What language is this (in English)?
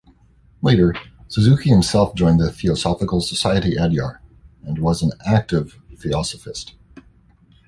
English